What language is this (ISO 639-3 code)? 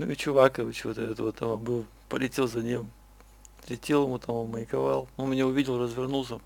rus